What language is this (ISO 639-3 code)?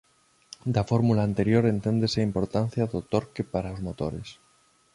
glg